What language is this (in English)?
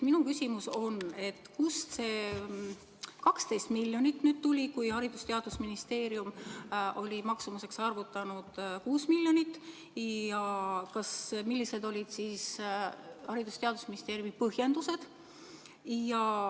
Estonian